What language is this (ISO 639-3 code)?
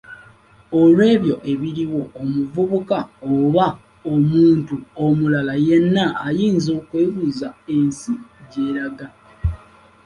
lug